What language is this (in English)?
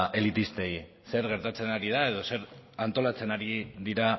Basque